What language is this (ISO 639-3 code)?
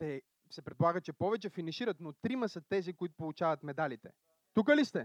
bul